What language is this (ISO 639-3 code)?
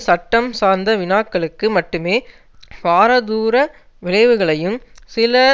tam